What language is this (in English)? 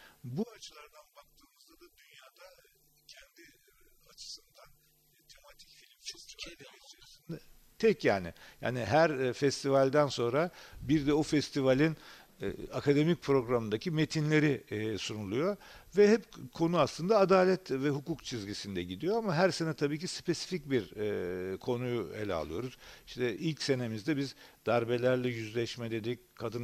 Turkish